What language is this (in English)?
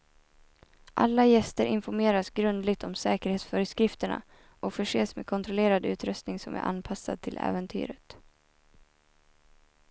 Swedish